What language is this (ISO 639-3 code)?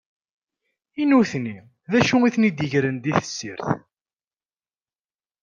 kab